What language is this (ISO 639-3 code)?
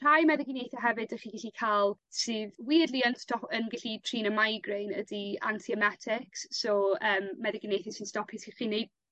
cym